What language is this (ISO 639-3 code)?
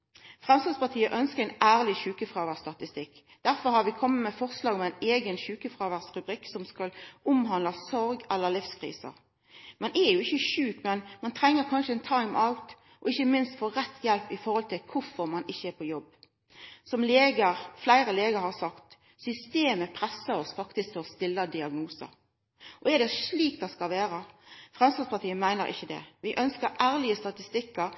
nno